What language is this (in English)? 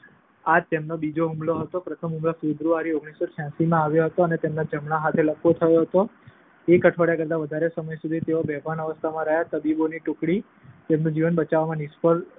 Gujarati